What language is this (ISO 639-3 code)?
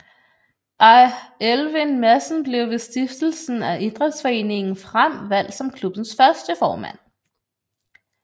dan